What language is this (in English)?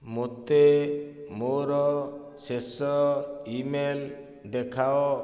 Odia